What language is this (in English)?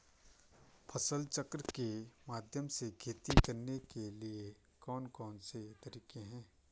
Hindi